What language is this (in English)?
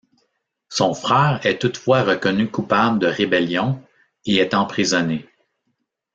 French